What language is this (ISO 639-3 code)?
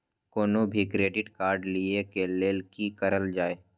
mai